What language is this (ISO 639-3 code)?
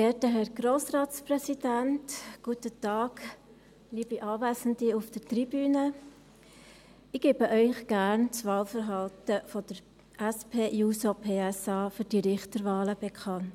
gsw